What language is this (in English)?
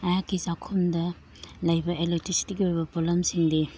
Manipuri